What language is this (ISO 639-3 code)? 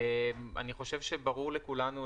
heb